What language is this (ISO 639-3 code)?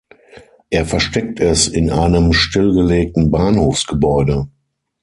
deu